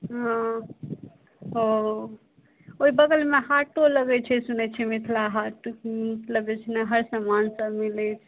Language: Maithili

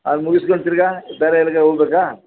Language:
Kannada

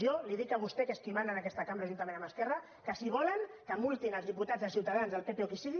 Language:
Catalan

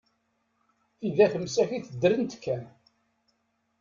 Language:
Kabyle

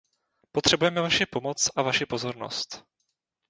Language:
Czech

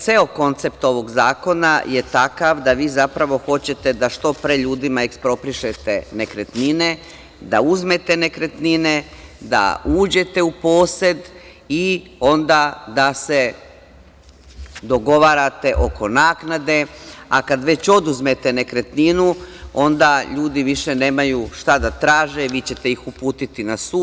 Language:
Serbian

